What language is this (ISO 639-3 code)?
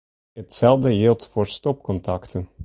fry